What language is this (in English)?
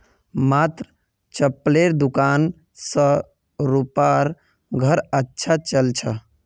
Magahi